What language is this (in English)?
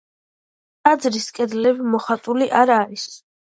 Georgian